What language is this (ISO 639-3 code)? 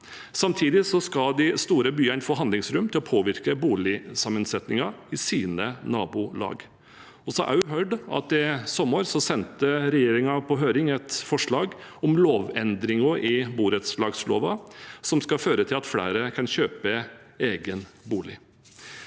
nor